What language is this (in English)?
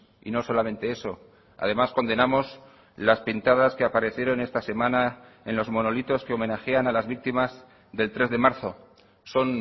Spanish